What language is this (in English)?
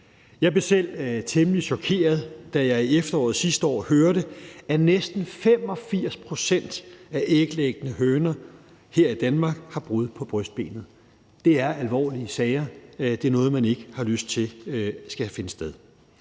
Danish